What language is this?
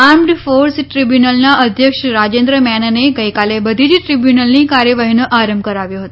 Gujarati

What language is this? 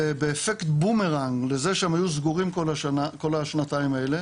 Hebrew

